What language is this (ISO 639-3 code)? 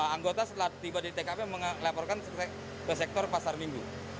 ind